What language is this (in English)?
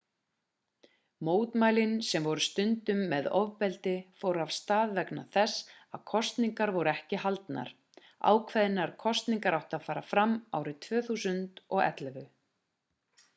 Icelandic